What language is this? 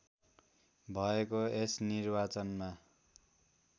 Nepali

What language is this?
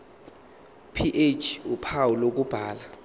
Zulu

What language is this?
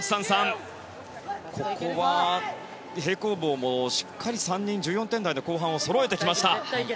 Japanese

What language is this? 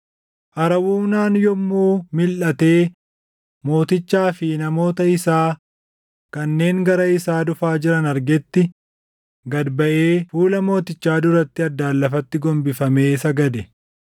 Oromo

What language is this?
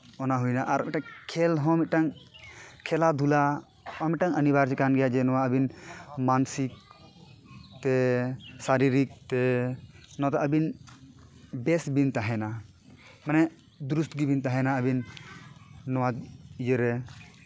Santali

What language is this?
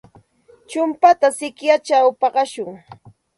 Santa Ana de Tusi Pasco Quechua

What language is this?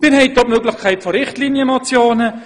Swiss German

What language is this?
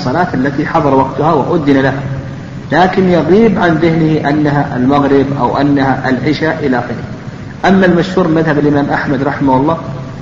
Arabic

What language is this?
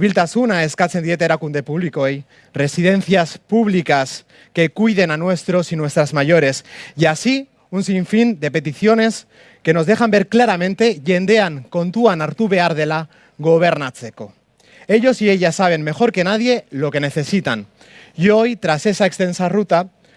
Spanish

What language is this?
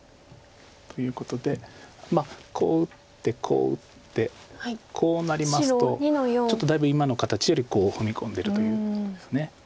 Japanese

